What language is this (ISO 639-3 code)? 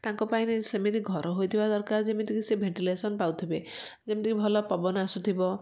ori